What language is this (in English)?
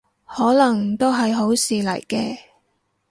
Cantonese